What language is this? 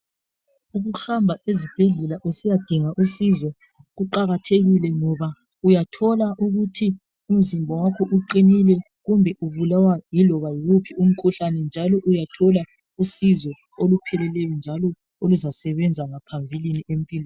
North Ndebele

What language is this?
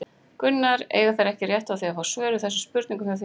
Icelandic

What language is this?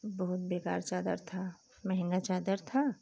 Hindi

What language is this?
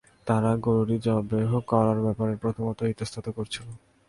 Bangla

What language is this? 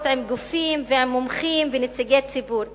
Hebrew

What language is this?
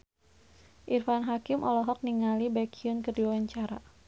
Sundanese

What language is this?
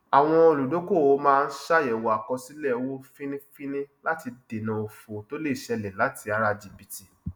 Yoruba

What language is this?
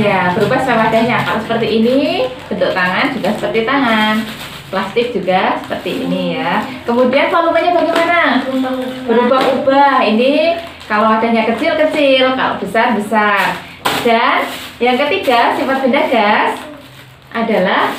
Indonesian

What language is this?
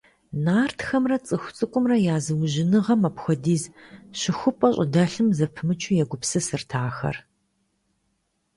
Kabardian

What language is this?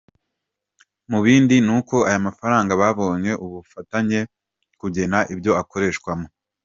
Kinyarwanda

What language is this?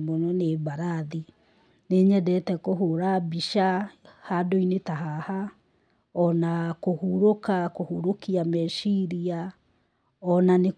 Kikuyu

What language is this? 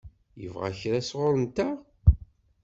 Kabyle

